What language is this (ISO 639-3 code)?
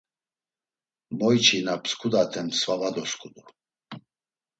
lzz